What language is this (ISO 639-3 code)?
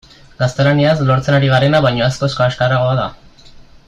eus